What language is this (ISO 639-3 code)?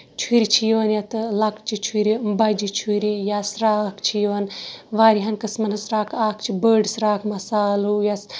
kas